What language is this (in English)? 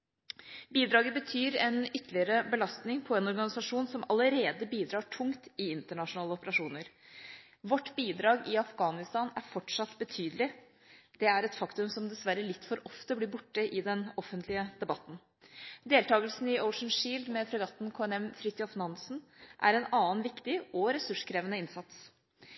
Norwegian Bokmål